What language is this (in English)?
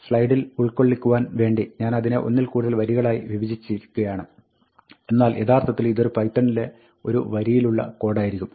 Malayalam